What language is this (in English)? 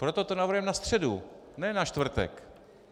Czech